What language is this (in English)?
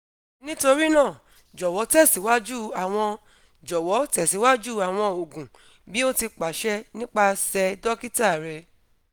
Yoruba